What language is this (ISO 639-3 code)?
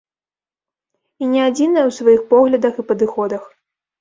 bel